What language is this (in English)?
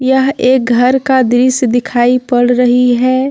Hindi